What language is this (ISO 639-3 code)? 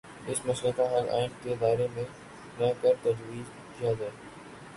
urd